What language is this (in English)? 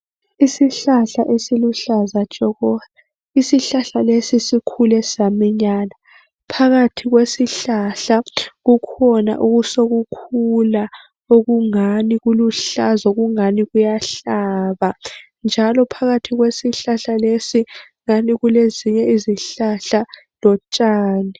North Ndebele